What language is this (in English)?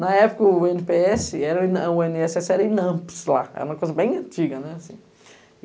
Portuguese